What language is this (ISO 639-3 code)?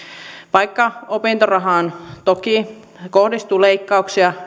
fin